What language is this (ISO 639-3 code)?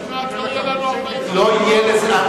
heb